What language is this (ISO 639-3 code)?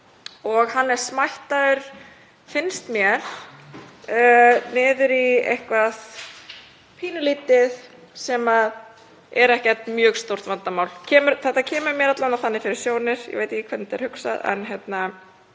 isl